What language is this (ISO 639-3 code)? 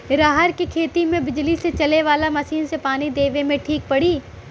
bho